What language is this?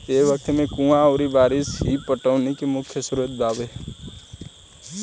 Bhojpuri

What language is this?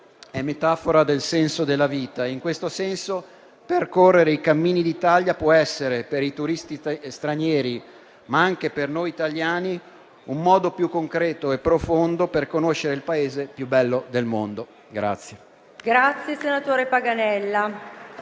Italian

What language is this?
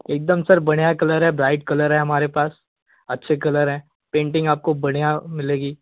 Hindi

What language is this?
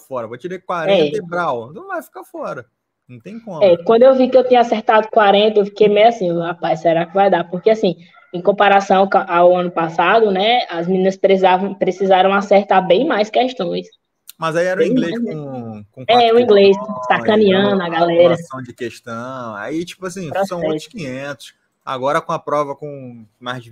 Portuguese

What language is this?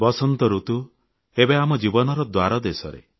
Odia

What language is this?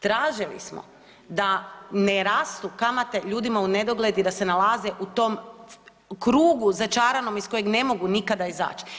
Croatian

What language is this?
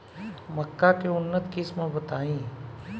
Bhojpuri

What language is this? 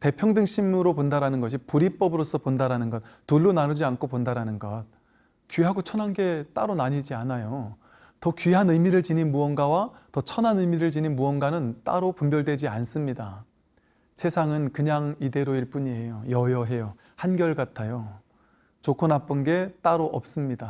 Korean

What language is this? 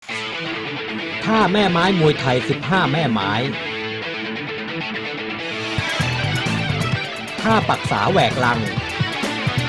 Thai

